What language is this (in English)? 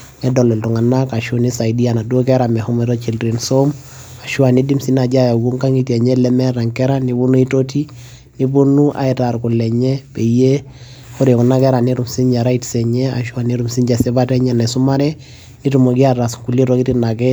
Masai